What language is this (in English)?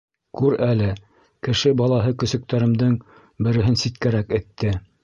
Bashkir